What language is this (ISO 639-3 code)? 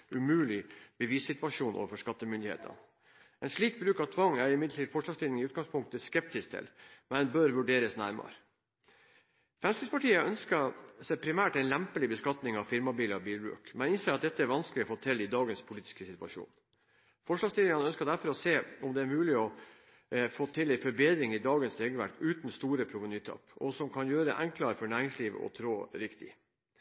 nob